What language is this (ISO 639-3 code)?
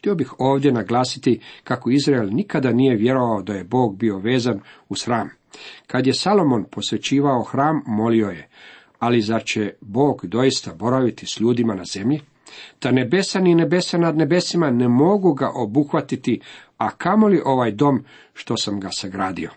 hrv